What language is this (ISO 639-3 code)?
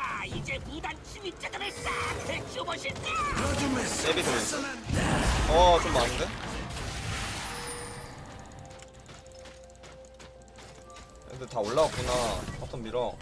kor